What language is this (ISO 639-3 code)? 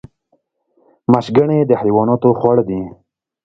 pus